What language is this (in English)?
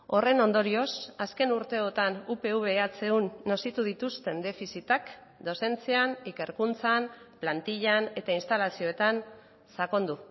Basque